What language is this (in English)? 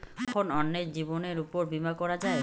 Bangla